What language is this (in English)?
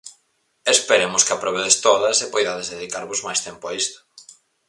Galician